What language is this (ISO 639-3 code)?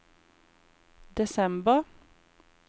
nor